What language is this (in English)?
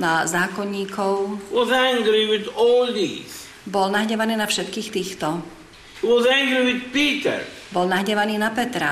Slovak